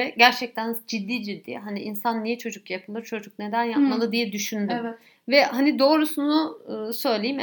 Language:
Turkish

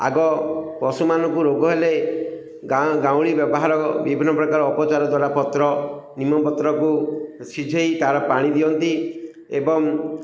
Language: Odia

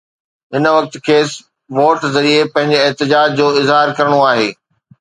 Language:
Sindhi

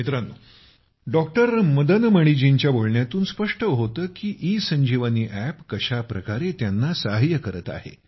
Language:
Marathi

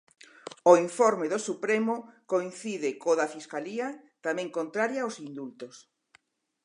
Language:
Galician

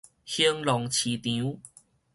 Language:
Min Nan Chinese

